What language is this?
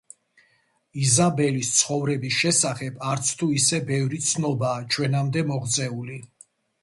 Georgian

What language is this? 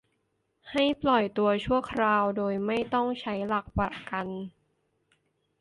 Thai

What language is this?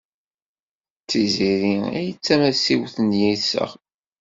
Kabyle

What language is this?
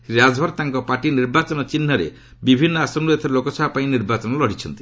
Odia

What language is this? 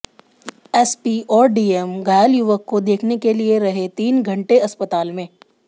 Hindi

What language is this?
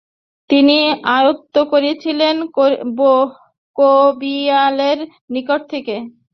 Bangla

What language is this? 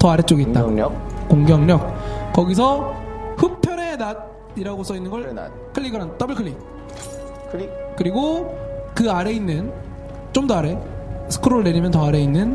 Korean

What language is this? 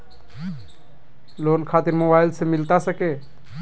Magahi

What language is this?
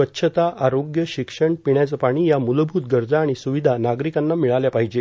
Marathi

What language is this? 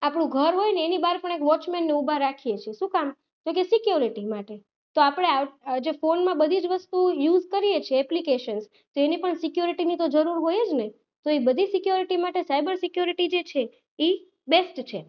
Gujarati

